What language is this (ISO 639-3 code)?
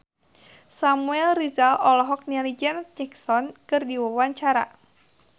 sun